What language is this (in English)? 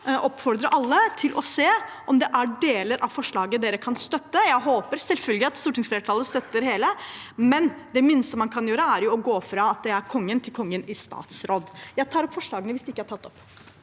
Norwegian